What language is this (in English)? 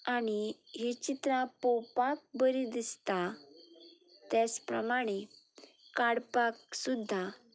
Konkani